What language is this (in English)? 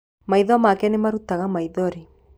Kikuyu